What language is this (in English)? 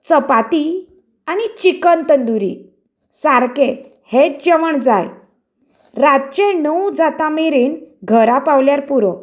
Konkani